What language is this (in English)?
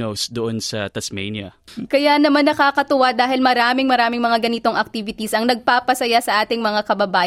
Filipino